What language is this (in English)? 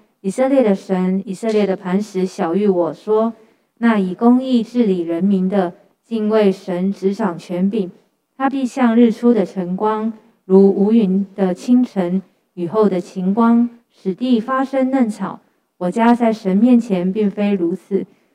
Chinese